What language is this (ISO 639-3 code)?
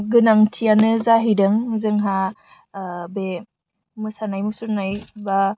brx